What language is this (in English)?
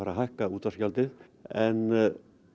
Icelandic